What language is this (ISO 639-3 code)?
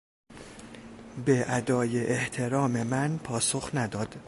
fas